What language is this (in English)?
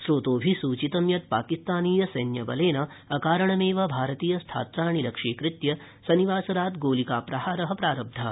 Sanskrit